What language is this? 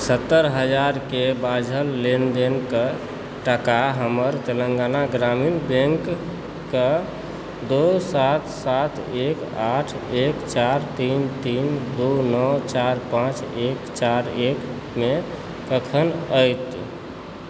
Maithili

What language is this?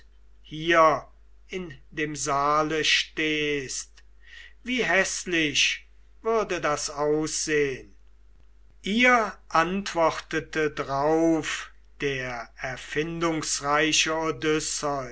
German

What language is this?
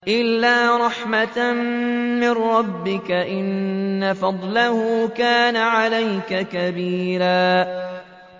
Arabic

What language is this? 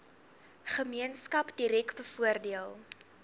Afrikaans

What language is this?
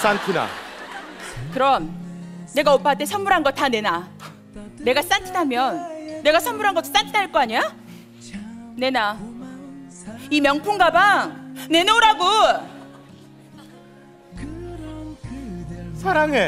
Korean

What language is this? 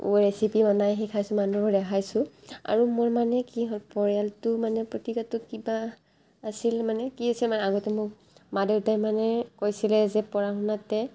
Assamese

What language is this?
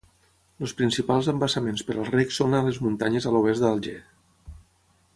Catalan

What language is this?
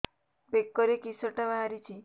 Odia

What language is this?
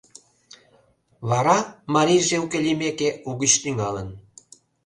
Mari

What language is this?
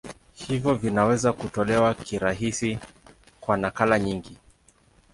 Swahili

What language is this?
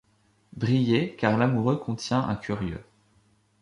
French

